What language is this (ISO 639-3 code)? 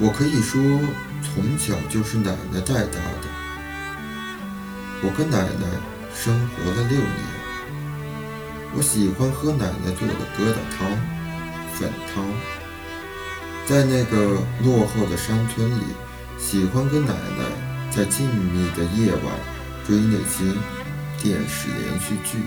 zho